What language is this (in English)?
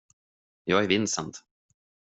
Swedish